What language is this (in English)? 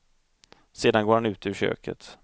Swedish